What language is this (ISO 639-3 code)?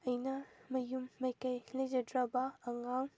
mni